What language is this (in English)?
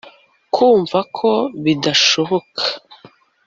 Kinyarwanda